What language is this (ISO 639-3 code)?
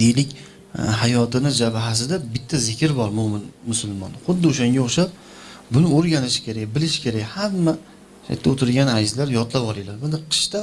tur